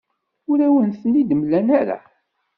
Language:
Kabyle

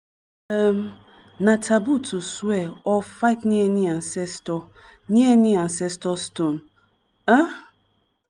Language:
Nigerian Pidgin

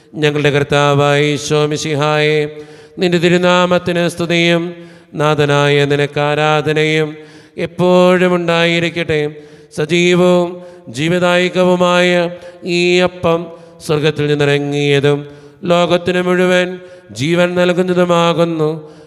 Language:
Malayalam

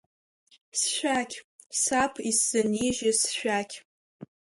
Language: Abkhazian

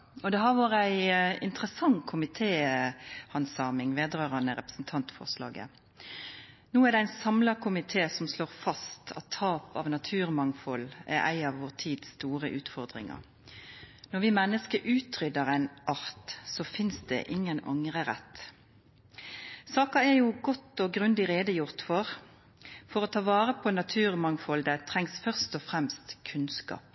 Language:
Norwegian Nynorsk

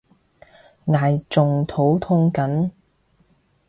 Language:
Cantonese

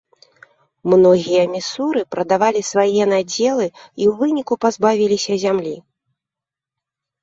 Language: Belarusian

